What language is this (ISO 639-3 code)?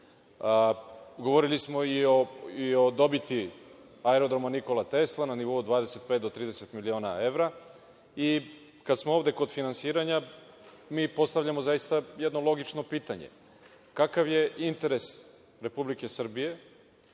srp